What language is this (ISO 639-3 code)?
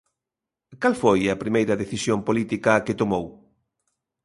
glg